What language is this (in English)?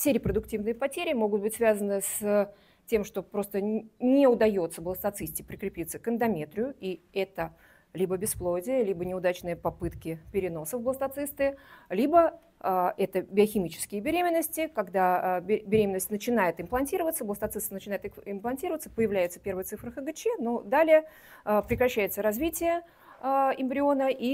Russian